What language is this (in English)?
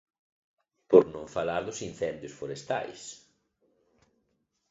Galician